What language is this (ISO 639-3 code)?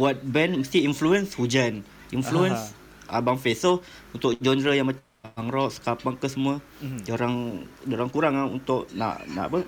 msa